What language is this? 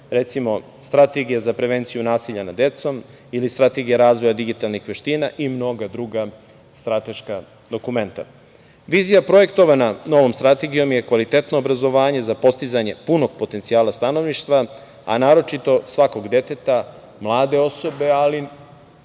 Serbian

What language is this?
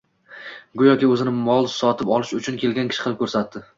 Uzbek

